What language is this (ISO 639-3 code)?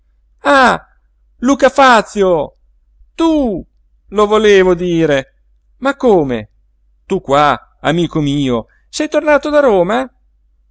ita